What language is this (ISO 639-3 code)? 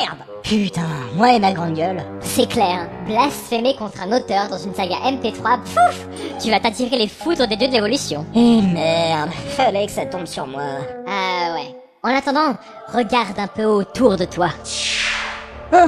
fra